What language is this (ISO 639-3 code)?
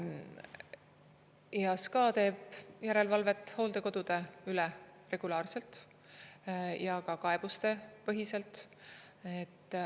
est